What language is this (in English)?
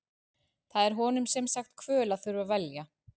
Icelandic